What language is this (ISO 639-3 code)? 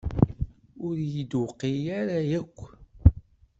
kab